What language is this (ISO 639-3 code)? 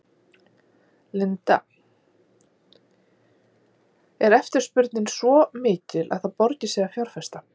isl